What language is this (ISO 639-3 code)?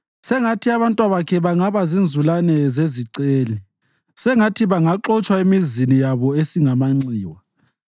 nde